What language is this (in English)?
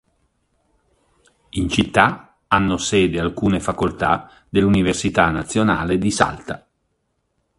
Italian